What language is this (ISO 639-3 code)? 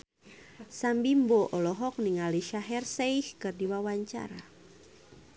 sun